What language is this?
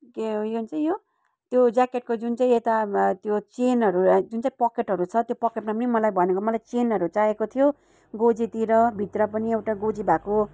Nepali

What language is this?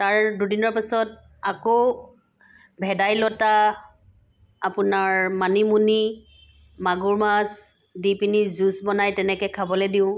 Assamese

